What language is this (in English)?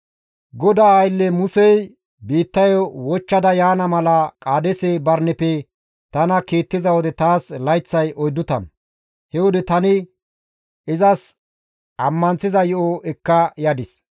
Gamo